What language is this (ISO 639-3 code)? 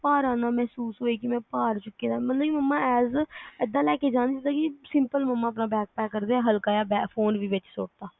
pan